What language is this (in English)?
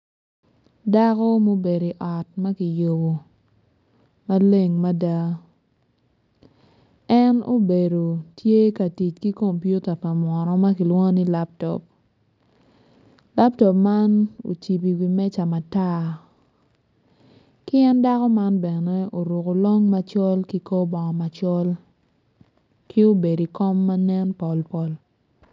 Acoli